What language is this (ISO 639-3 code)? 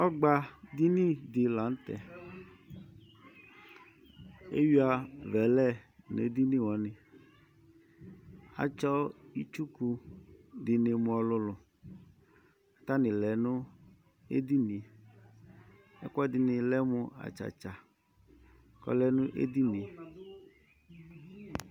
kpo